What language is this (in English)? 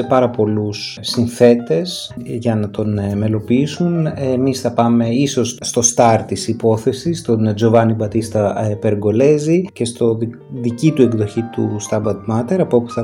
Greek